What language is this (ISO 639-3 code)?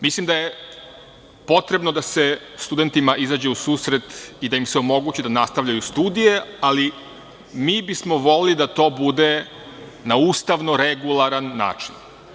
srp